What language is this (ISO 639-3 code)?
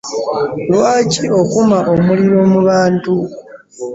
lug